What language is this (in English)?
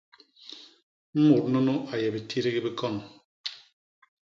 Basaa